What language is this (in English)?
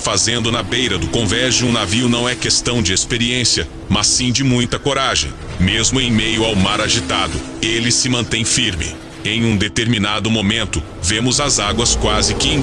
Portuguese